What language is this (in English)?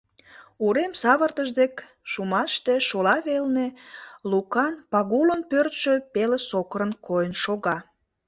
Mari